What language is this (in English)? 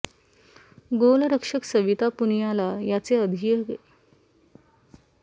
Marathi